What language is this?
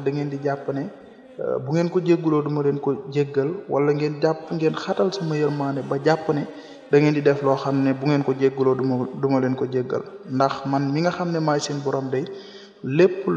Arabic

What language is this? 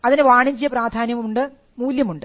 Malayalam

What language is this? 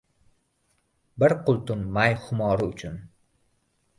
Uzbek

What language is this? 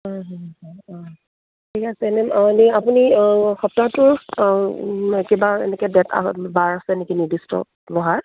Assamese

